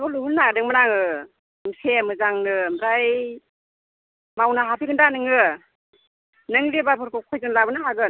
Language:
Bodo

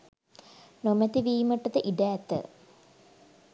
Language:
Sinhala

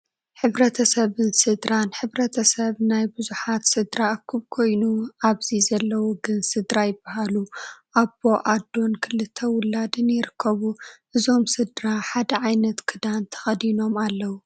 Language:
Tigrinya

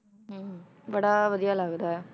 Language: Punjabi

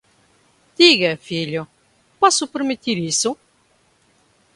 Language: Portuguese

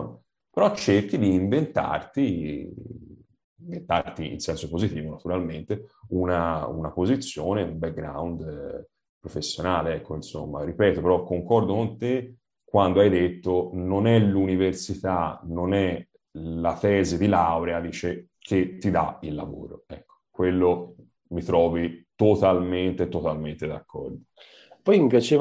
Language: Italian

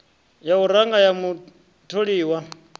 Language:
Venda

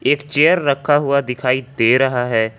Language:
Hindi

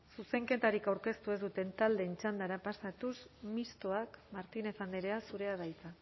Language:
Basque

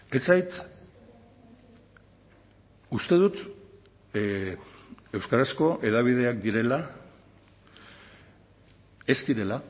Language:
Basque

